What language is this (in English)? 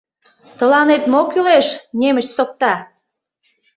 Mari